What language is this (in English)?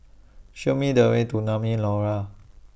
English